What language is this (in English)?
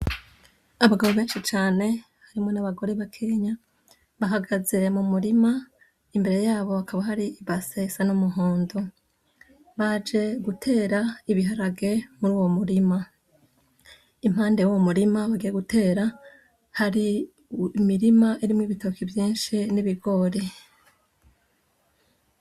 Rundi